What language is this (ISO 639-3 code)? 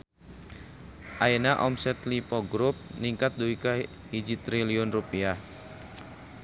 sun